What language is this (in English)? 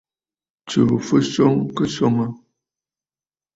Bafut